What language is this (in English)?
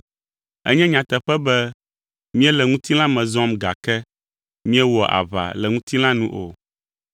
Ewe